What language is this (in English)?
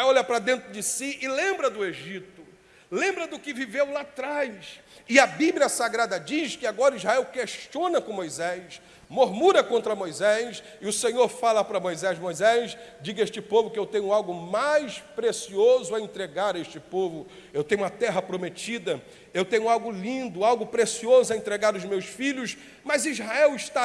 Portuguese